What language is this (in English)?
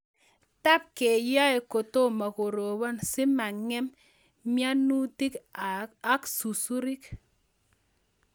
Kalenjin